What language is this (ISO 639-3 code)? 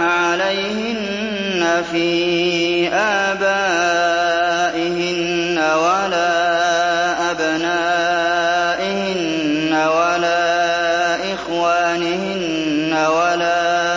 ara